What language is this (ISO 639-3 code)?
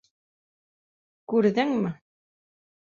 bak